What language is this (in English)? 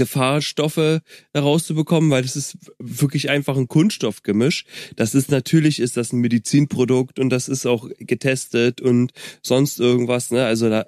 German